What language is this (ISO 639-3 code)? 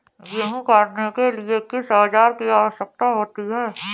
hin